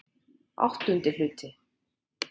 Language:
Icelandic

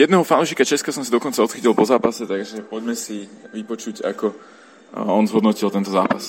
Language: Slovak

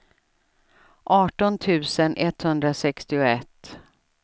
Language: Swedish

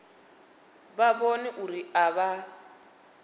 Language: Venda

